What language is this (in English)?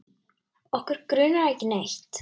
Icelandic